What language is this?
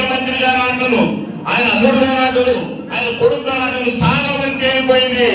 Hindi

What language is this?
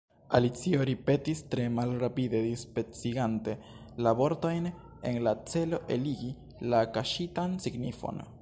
Esperanto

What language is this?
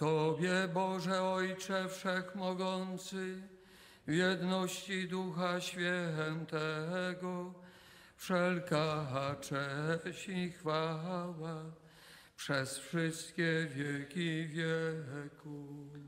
Polish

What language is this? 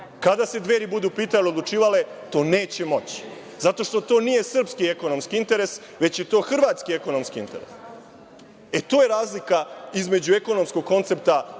Serbian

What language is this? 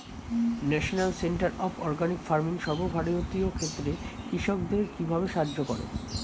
Bangla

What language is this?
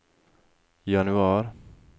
Norwegian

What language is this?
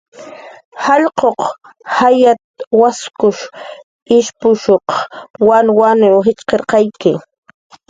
Jaqaru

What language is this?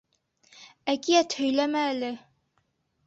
Bashkir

